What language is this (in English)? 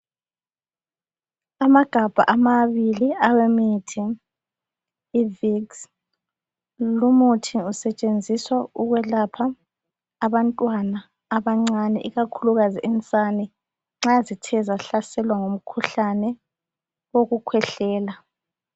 North Ndebele